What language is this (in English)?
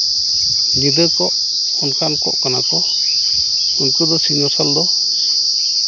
Santali